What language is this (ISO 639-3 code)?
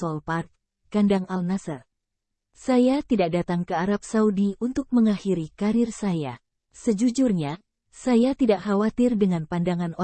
ind